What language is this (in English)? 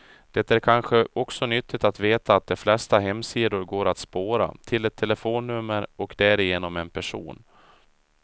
Swedish